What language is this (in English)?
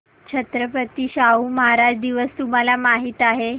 Marathi